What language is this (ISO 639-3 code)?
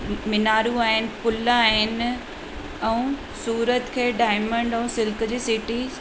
snd